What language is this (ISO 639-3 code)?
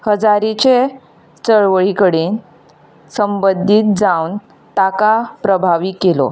kok